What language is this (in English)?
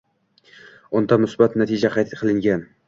Uzbek